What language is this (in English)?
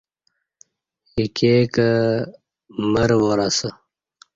Kati